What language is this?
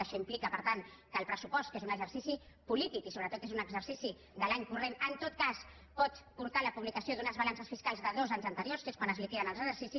Catalan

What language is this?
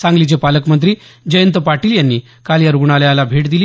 Marathi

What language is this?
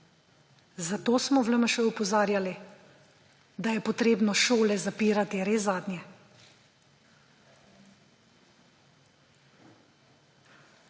Slovenian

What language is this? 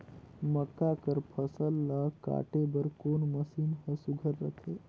Chhattisgarhi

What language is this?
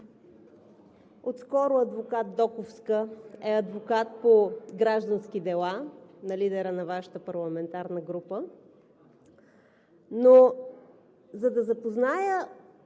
Bulgarian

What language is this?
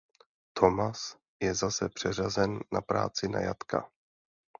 Czech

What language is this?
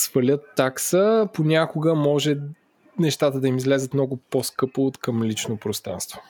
Bulgarian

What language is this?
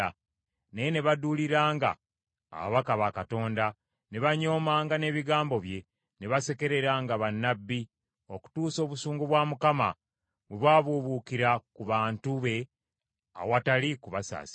Ganda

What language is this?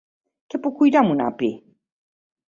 Catalan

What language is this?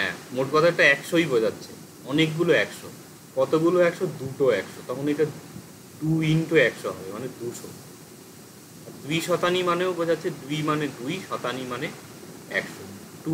Bangla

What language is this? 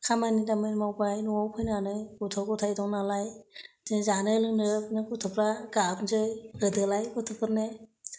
Bodo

